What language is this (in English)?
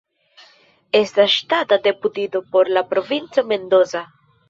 Esperanto